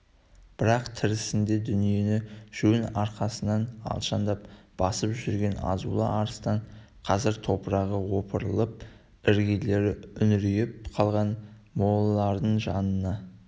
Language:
Kazakh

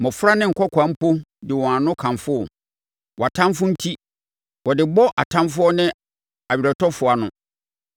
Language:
Akan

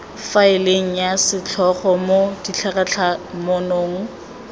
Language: Tswana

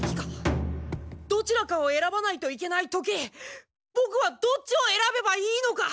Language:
Japanese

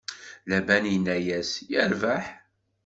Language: Kabyle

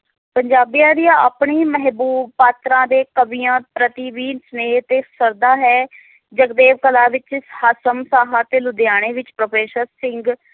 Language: Punjabi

